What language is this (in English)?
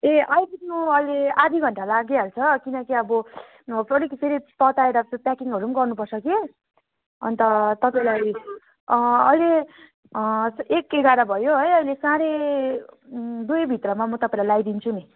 Nepali